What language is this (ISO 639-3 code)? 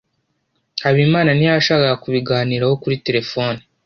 kin